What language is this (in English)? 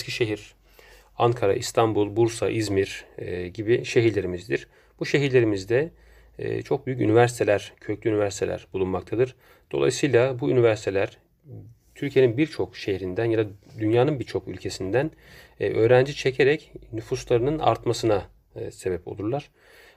Turkish